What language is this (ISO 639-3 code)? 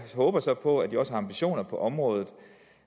dan